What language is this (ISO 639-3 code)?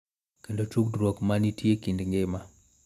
luo